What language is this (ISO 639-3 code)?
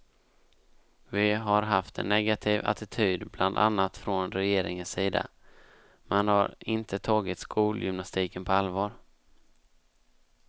swe